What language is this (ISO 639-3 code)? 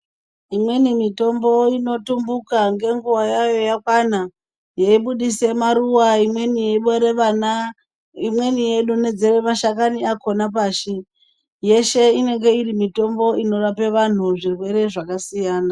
ndc